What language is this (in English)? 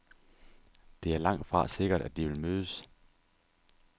Danish